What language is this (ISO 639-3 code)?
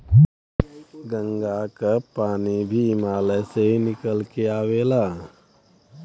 bho